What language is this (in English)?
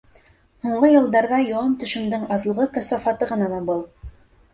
Bashkir